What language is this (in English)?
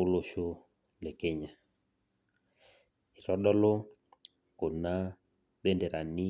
Masai